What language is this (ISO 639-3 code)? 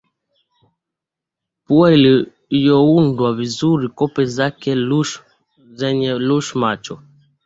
swa